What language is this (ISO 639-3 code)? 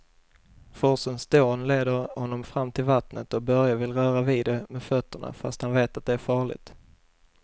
swe